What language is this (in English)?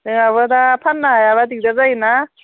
Bodo